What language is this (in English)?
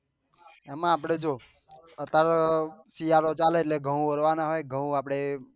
Gujarati